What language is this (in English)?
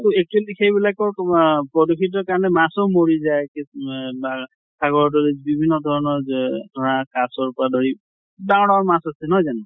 Assamese